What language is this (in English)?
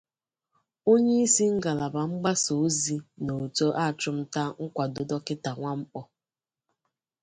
Igbo